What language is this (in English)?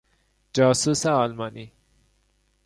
Persian